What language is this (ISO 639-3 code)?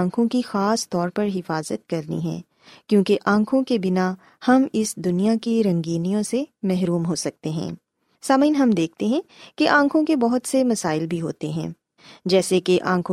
urd